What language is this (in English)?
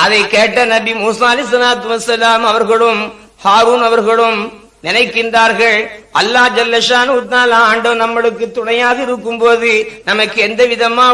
Tamil